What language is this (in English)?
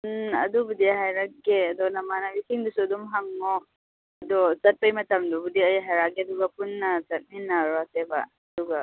Manipuri